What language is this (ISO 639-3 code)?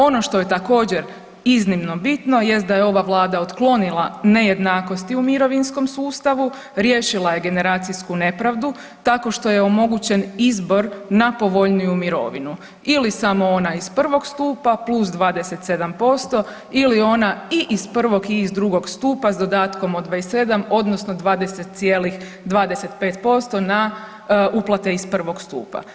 hrv